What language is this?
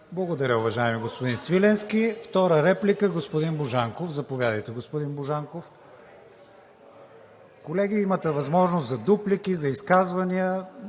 Bulgarian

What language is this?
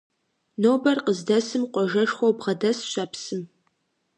Kabardian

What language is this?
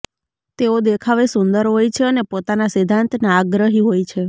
Gujarati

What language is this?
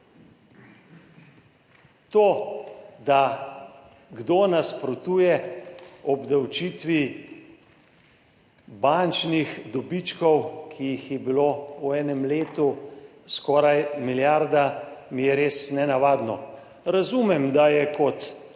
Slovenian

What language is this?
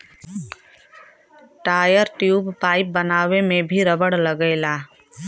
Bhojpuri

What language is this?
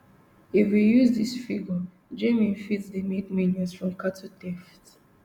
Nigerian Pidgin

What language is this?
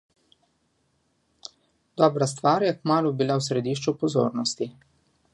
Slovenian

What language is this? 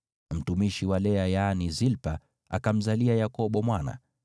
Swahili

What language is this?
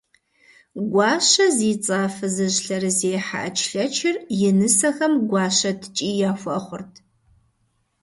Kabardian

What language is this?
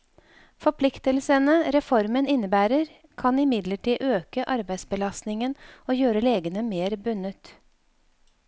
Norwegian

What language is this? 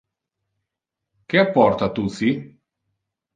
Interlingua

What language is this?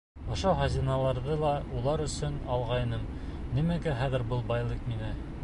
Bashkir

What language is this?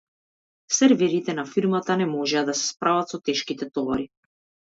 Macedonian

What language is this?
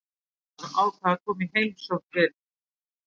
Icelandic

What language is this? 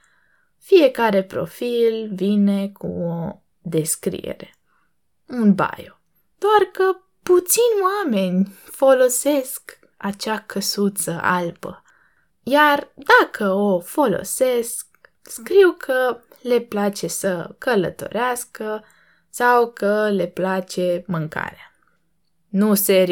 Romanian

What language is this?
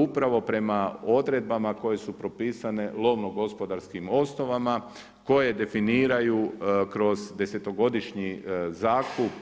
Croatian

